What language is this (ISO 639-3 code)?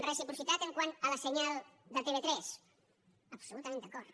cat